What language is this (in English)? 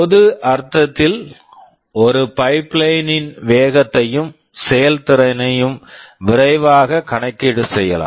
Tamil